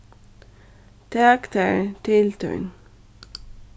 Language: Faroese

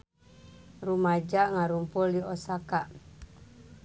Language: Sundanese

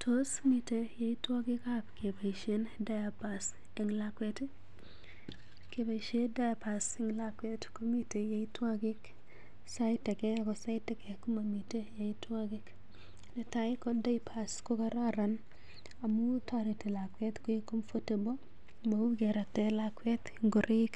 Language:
Kalenjin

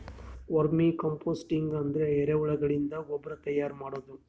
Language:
Kannada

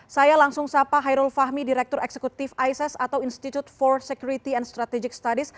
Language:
Indonesian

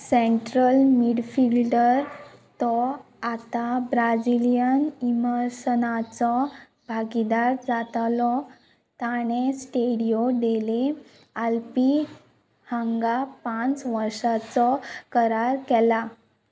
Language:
Konkani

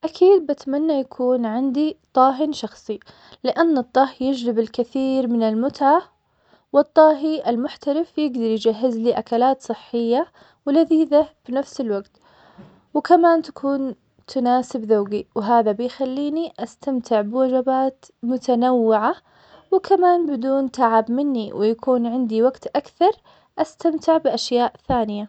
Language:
Omani Arabic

